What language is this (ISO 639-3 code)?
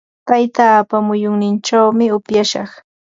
qva